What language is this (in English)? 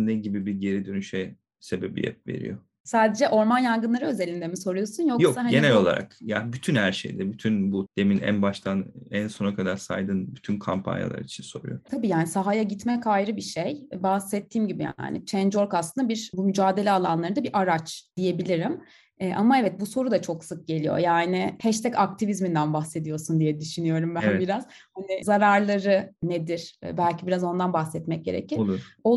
Turkish